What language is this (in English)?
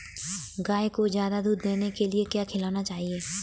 Hindi